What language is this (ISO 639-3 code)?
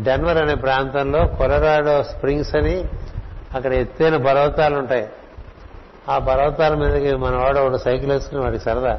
tel